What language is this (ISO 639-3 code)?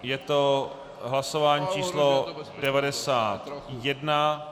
ces